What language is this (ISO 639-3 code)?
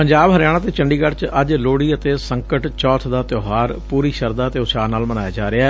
pan